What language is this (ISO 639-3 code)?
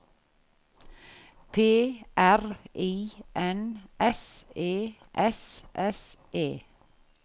nor